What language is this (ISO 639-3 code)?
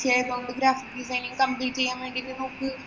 mal